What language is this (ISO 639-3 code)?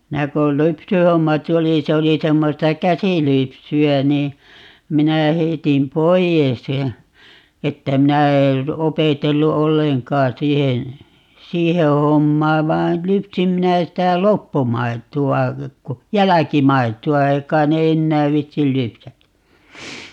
fin